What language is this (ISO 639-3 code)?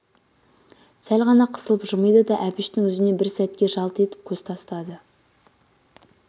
kaz